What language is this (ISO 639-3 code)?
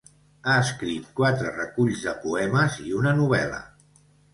cat